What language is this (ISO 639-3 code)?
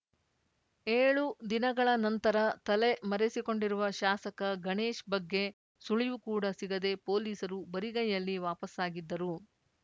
kan